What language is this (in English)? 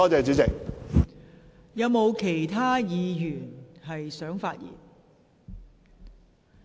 Cantonese